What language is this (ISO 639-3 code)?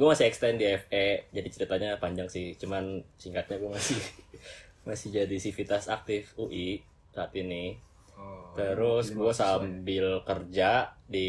ind